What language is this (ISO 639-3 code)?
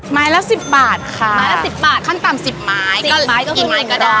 tha